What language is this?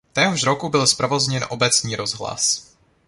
Czech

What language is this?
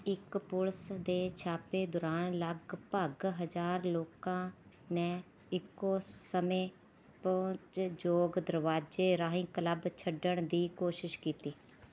Punjabi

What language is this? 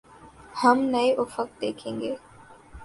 Urdu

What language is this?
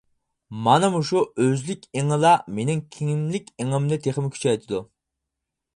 Uyghur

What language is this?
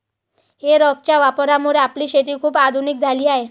Marathi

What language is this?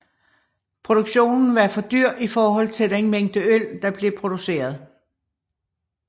Danish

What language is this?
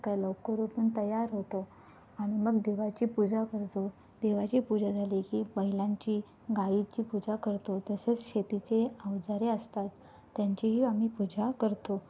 Marathi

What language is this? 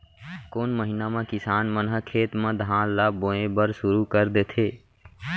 Chhattisgarhi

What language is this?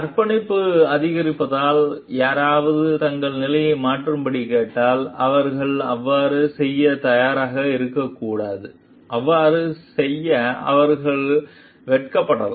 Tamil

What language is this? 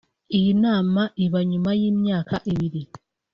Kinyarwanda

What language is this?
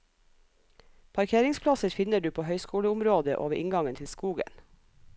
Norwegian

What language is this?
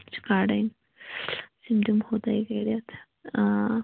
Kashmiri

